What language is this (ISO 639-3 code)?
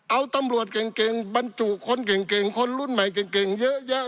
tha